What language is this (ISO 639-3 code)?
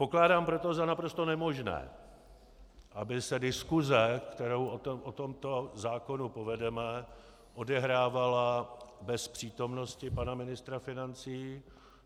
ces